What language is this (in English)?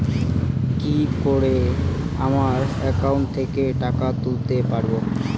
Bangla